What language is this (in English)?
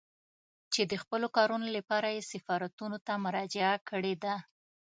Pashto